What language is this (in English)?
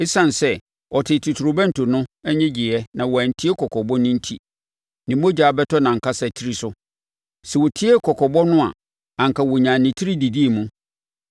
Akan